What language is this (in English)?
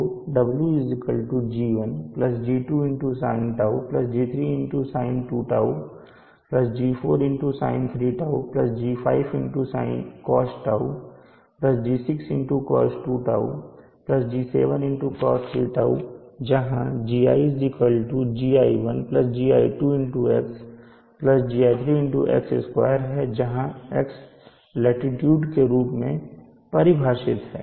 Hindi